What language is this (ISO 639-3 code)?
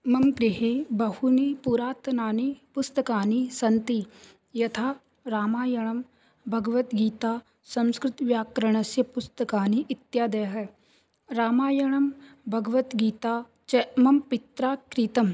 san